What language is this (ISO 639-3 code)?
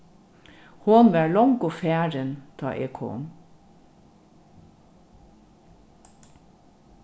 fao